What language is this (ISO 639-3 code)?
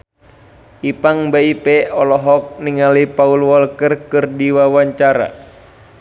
sun